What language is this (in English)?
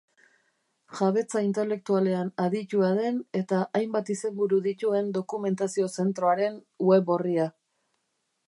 Basque